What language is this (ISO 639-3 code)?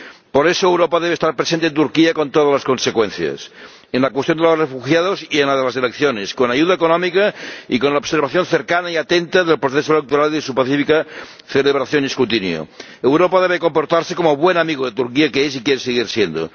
spa